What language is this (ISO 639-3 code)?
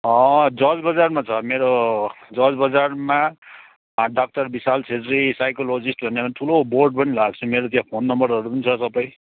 nep